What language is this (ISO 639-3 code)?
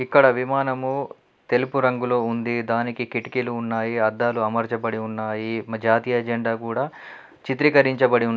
tel